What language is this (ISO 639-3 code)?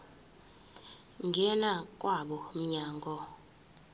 zul